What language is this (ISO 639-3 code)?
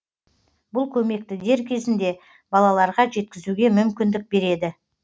kaz